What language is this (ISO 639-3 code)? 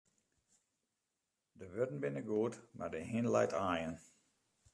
fry